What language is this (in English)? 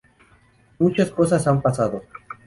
Spanish